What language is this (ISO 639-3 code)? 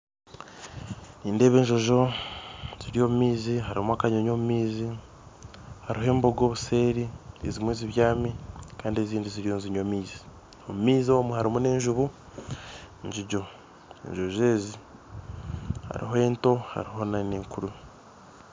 nyn